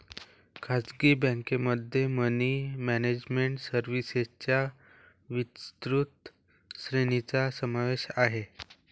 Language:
Marathi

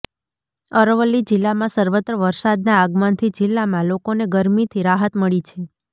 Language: Gujarati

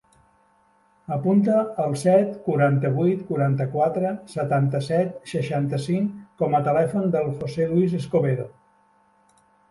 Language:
Catalan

